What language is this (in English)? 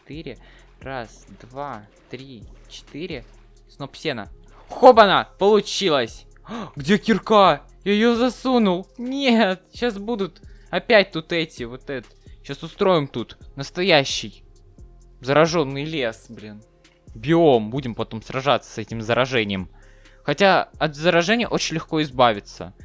Russian